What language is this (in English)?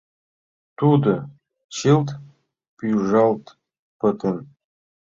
Mari